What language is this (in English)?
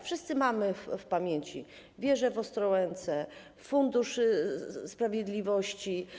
Polish